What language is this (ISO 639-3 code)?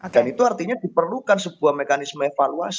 ind